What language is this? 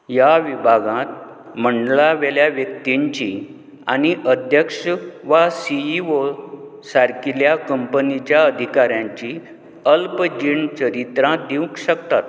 Konkani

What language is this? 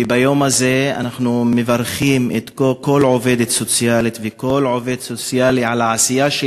Hebrew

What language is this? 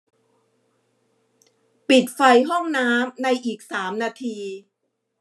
Thai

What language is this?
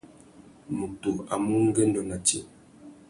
Tuki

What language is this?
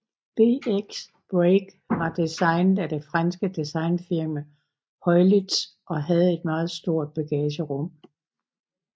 Danish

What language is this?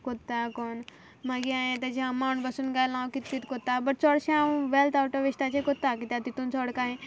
Konkani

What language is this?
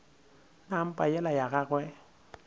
Northern Sotho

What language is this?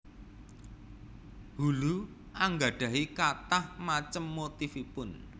Javanese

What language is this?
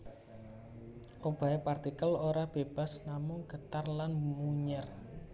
Javanese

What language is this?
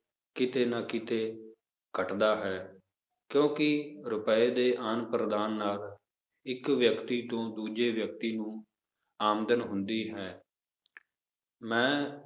Punjabi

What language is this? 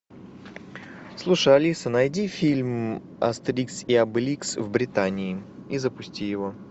Russian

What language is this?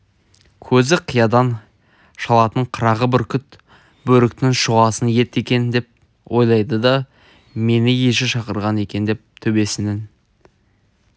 Kazakh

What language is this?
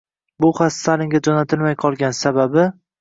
Uzbek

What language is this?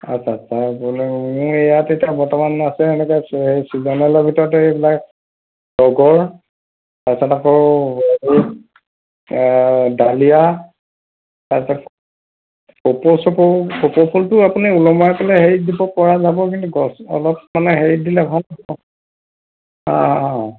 Assamese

